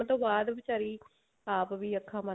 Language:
Punjabi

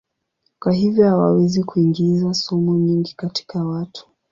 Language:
Swahili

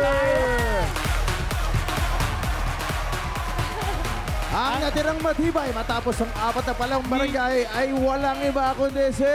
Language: Filipino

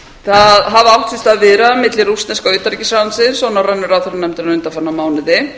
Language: Icelandic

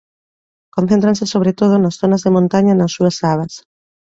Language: Galician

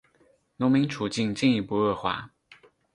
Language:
Chinese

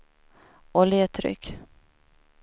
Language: Swedish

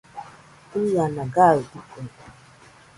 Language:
Nüpode Huitoto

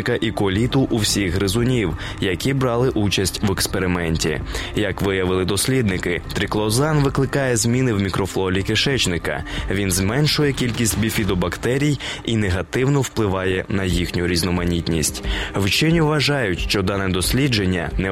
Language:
Ukrainian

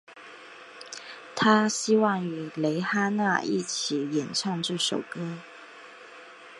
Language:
Chinese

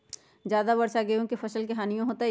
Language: Magahi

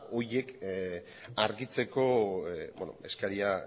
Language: Basque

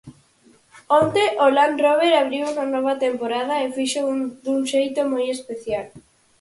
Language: Galician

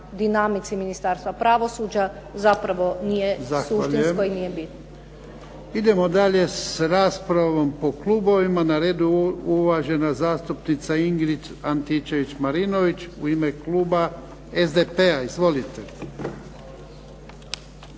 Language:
Croatian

